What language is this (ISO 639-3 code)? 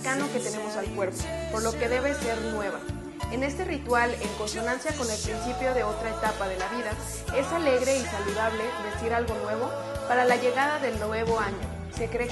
spa